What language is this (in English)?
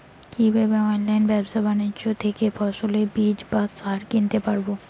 Bangla